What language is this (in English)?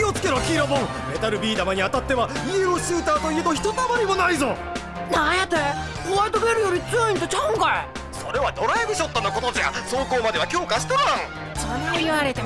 Japanese